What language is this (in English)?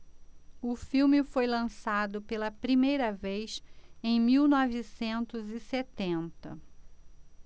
Portuguese